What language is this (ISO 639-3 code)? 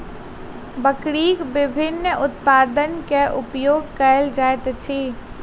mai